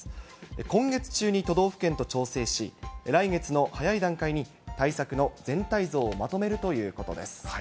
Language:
Japanese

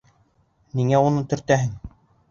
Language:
Bashkir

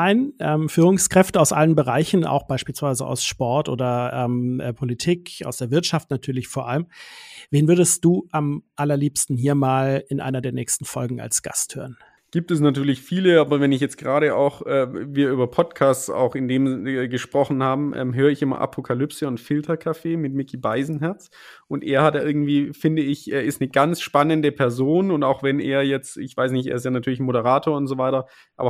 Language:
German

